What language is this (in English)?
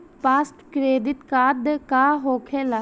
Bhojpuri